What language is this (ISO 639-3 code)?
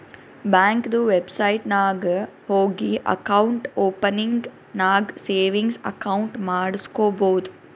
kan